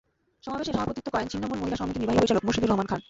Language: Bangla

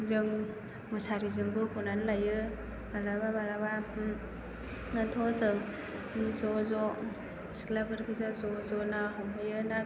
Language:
Bodo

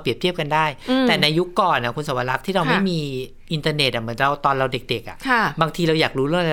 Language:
Thai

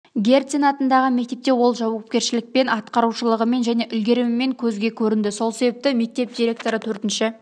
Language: Kazakh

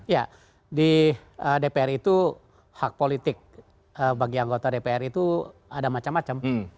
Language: Indonesian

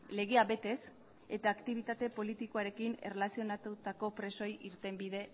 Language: Basque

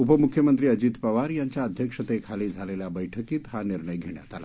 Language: Marathi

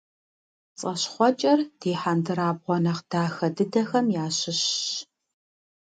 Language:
Kabardian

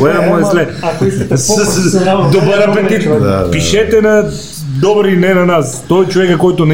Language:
Bulgarian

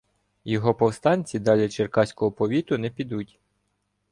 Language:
Ukrainian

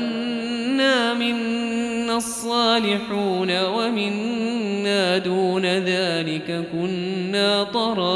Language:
Arabic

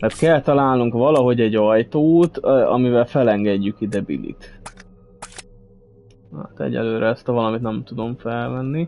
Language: Hungarian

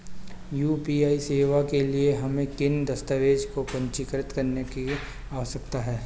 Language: Hindi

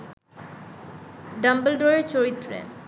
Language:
Bangla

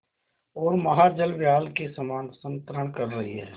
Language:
Hindi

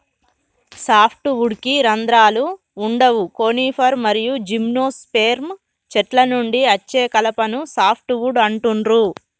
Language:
Telugu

